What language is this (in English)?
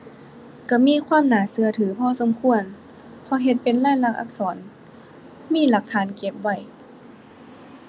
Thai